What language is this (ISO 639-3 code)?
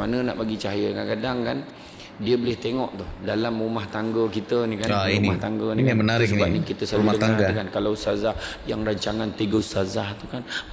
msa